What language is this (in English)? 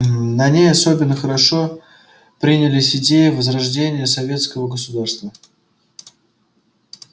Russian